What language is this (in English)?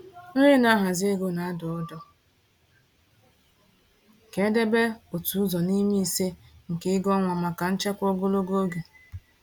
Igbo